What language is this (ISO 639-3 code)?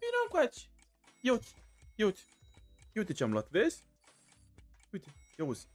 ron